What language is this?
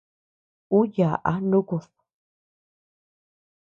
Tepeuxila Cuicatec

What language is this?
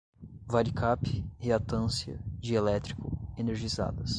Portuguese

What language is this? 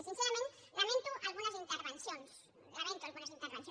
Catalan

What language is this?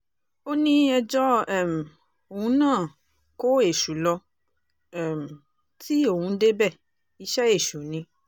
Yoruba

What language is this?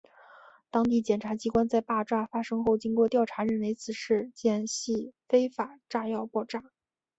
Chinese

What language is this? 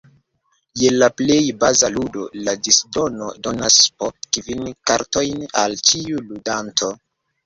Esperanto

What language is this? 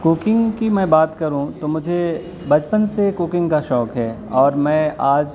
Urdu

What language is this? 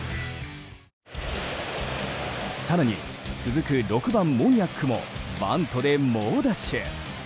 Japanese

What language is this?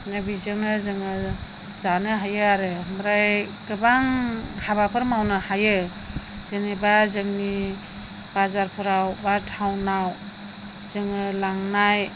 Bodo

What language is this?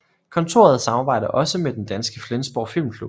Danish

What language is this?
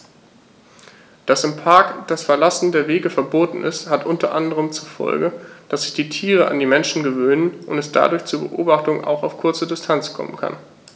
German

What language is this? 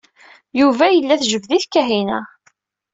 Kabyle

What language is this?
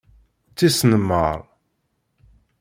Kabyle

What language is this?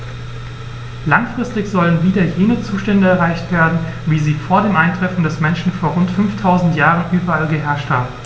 German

